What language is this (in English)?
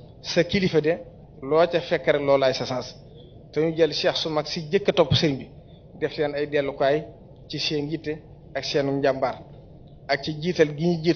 Indonesian